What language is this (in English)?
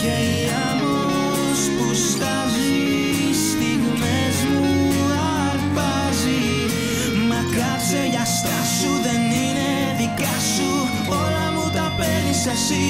Greek